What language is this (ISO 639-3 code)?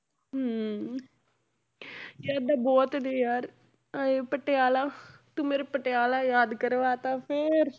pan